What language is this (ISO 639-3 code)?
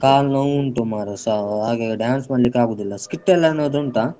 kan